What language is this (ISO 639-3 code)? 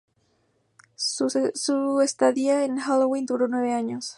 spa